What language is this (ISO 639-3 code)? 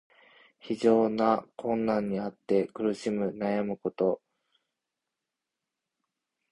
jpn